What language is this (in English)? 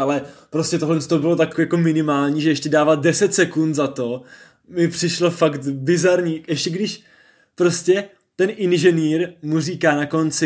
Czech